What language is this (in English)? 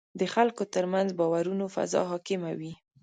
Pashto